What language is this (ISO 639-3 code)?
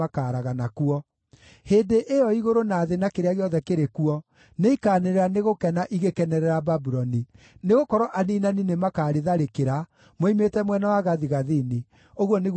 kik